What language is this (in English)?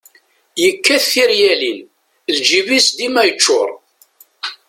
Kabyle